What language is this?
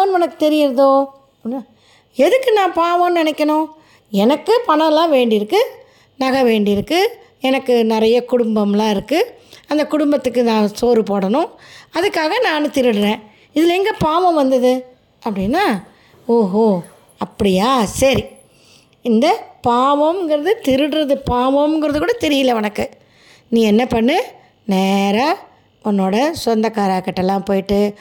Tamil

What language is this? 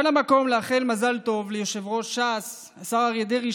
Hebrew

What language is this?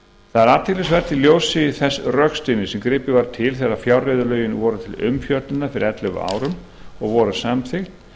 Icelandic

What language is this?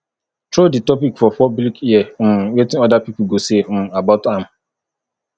Nigerian Pidgin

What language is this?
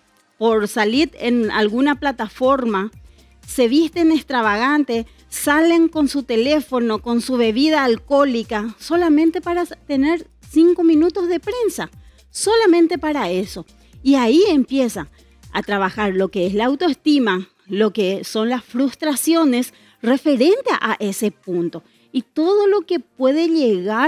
Spanish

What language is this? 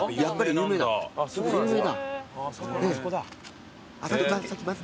Japanese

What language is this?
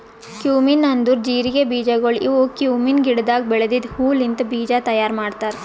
Kannada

